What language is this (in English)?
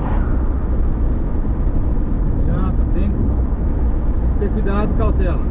Portuguese